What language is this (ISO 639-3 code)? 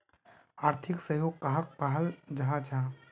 mag